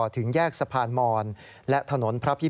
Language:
Thai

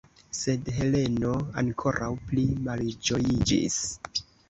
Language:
Esperanto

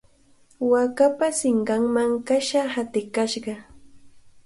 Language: Cajatambo North Lima Quechua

